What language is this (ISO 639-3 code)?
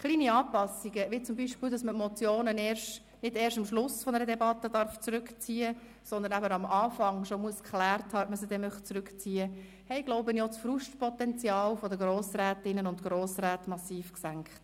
gsw